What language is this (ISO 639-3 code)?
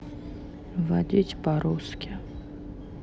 rus